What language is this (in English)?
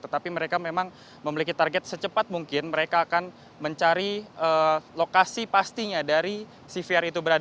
Indonesian